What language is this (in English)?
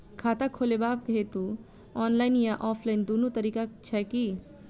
Maithili